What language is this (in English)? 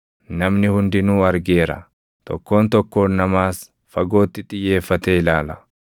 Oromo